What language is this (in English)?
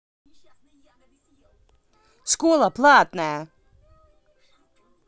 Russian